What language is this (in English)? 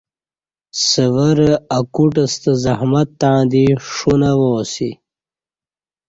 Kati